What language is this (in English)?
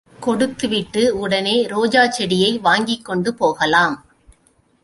Tamil